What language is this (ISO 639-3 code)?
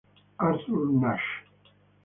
ita